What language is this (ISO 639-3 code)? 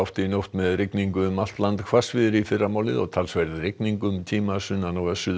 isl